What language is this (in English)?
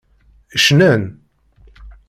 Kabyle